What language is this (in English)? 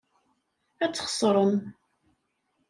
Kabyle